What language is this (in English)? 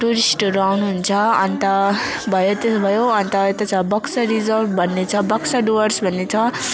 Nepali